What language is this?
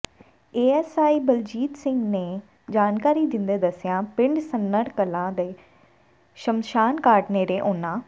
Punjabi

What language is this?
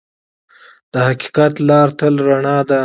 Pashto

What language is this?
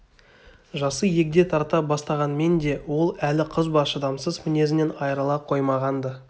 Kazakh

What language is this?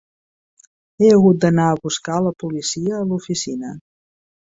Catalan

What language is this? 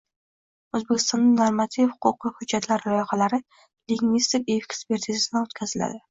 Uzbek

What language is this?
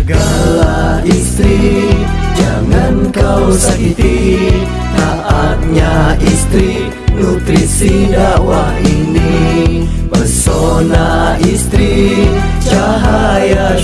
Indonesian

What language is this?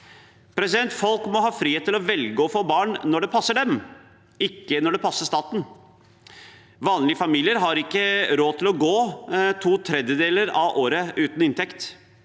Norwegian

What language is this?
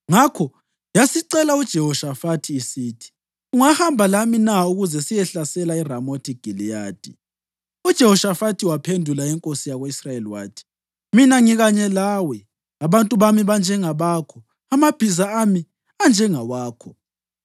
North Ndebele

